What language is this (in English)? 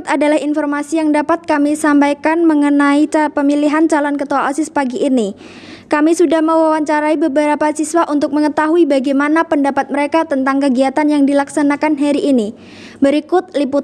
Indonesian